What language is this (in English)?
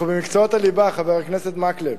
Hebrew